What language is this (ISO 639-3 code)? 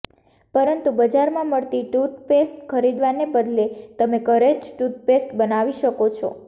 guj